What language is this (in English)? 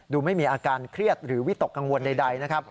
Thai